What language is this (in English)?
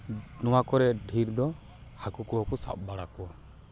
Santali